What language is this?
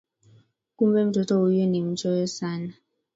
Swahili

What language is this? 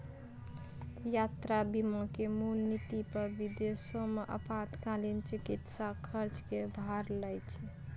Maithili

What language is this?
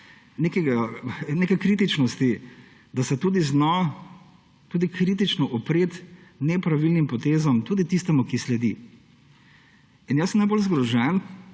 Slovenian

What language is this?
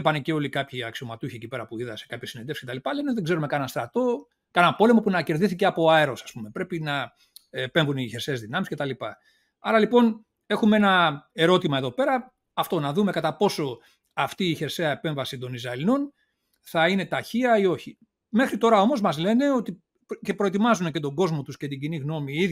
Greek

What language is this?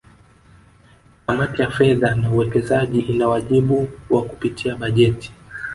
Swahili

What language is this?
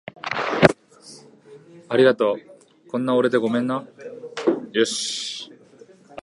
Japanese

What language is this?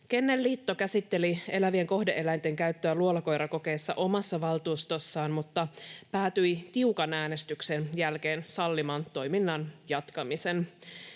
Finnish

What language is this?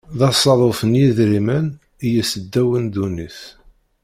Kabyle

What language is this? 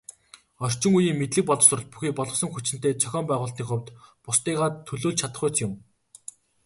Mongolian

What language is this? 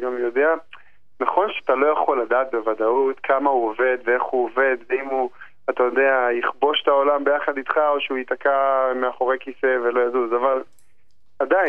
Hebrew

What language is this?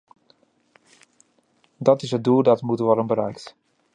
Dutch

